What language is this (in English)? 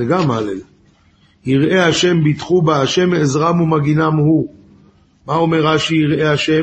Hebrew